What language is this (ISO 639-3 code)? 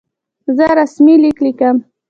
pus